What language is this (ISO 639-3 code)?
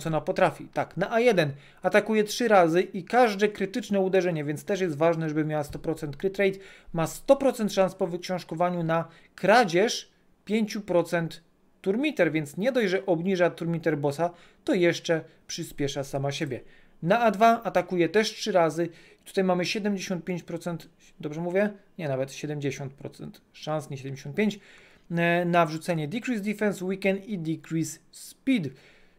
pol